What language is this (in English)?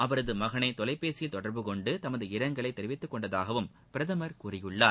Tamil